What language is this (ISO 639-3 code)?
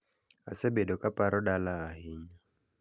luo